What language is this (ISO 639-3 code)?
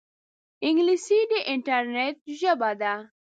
pus